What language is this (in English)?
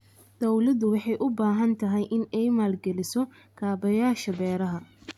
Somali